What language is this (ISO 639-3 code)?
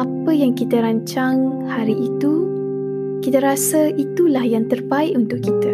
msa